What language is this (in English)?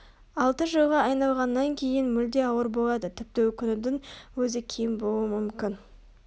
Kazakh